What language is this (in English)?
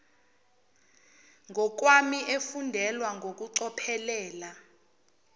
Zulu